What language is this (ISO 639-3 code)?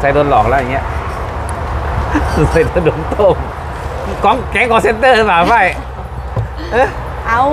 tha